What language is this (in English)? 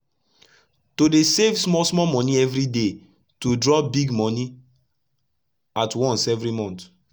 Nigerian Pidgin